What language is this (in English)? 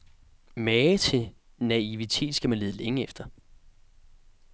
Danish